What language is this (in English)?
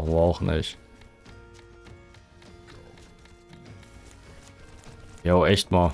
German